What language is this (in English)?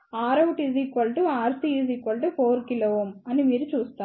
Telugu